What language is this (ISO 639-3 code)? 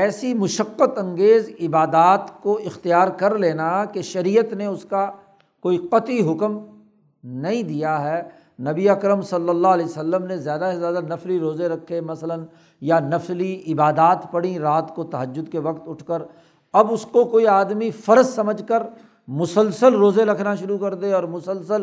urd